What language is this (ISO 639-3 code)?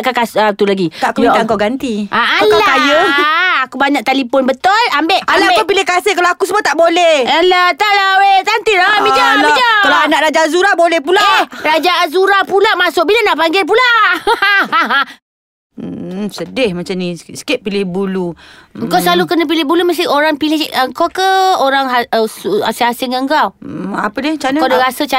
msa